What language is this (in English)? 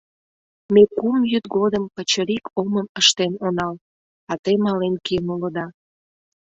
Mari